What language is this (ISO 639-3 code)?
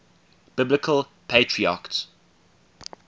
eng